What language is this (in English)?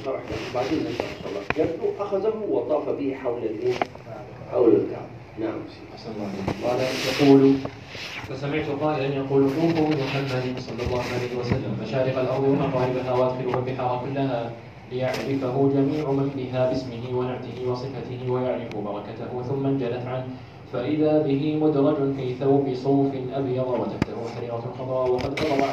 Arabic